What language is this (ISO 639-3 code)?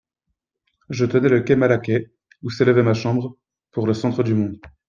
fra